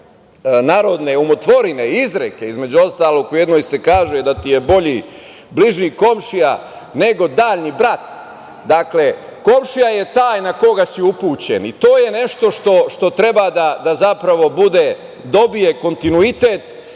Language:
Serbian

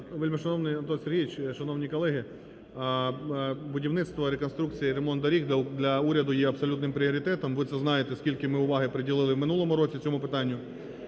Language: Ukrainian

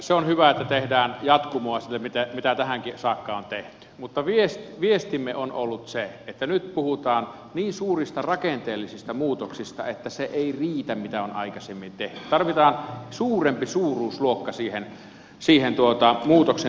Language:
Finnish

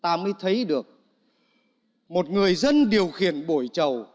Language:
Vietnamese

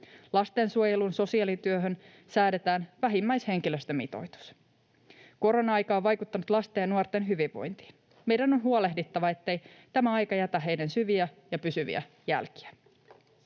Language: Finnish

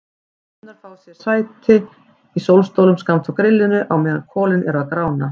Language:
Icelandic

